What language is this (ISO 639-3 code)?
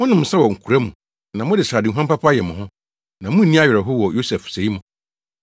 aka